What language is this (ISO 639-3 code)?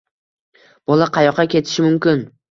uzb